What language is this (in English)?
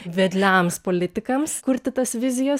Lithuanian